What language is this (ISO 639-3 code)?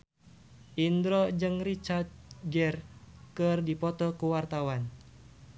sun